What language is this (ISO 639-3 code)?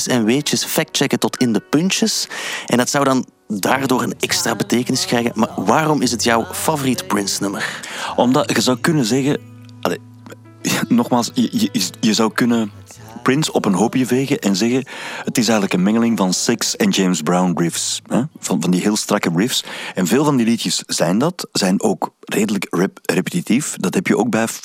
nld